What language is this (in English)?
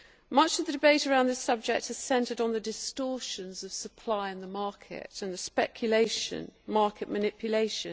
English